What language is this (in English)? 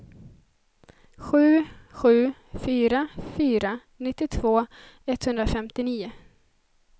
Swedish